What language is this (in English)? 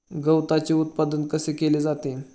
Marathi